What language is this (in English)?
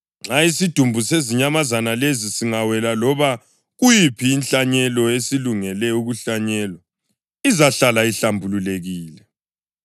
North Ndebele